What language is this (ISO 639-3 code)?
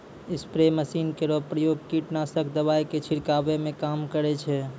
mai